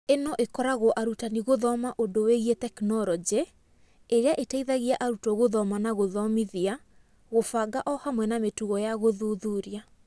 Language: Kikuyu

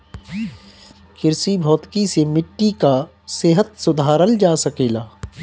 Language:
Bhojpuri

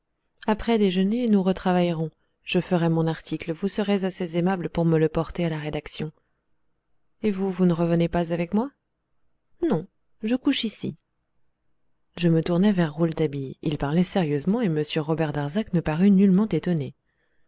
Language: French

